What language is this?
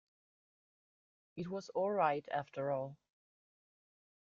English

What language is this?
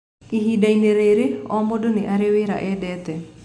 Kikuyu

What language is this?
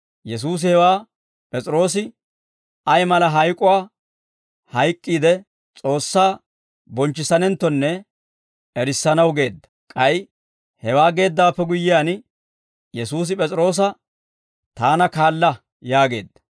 Dawro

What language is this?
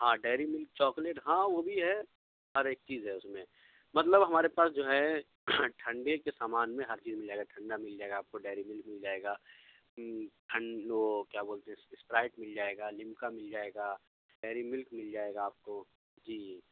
Urdu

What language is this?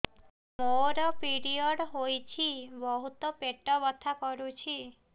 Odia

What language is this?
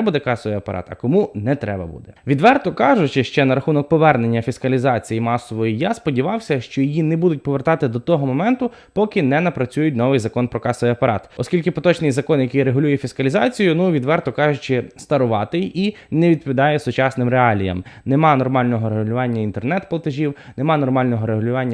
Ukrainian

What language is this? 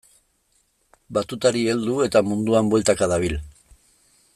Basque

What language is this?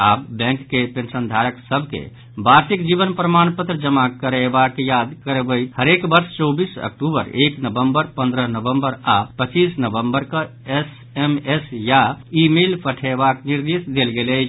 Maithili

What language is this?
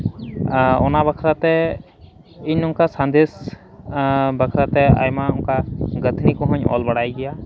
Santali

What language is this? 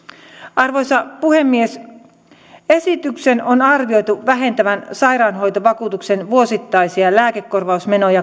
Finnish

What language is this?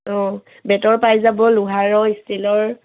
Assamese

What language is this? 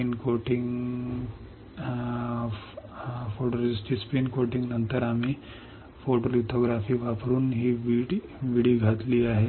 Marathi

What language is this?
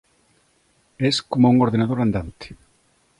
Galician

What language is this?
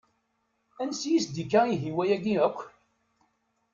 Kabyle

